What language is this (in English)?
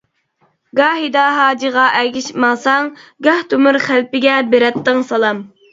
Uyghur